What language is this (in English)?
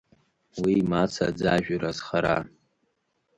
Abkhazian